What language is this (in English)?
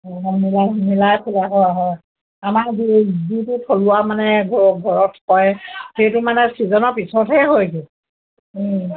Assamese